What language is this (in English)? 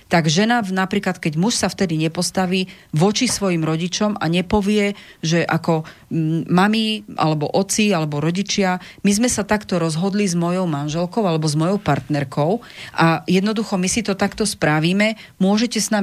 Slovak